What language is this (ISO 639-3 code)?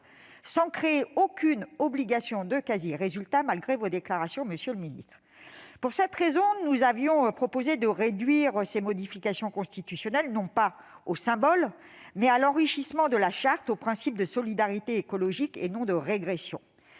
fra